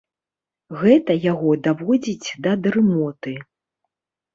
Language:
Belarusian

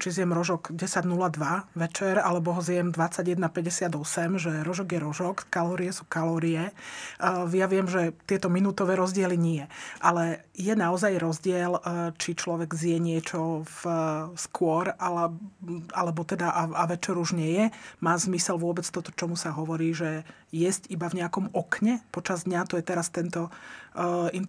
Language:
Slovak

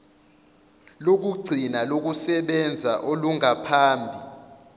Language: Zulu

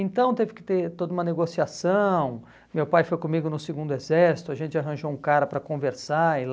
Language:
Portuguese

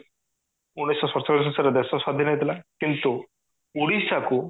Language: Odia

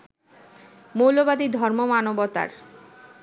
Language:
Bangla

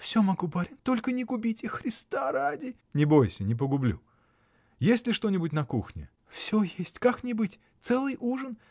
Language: Russian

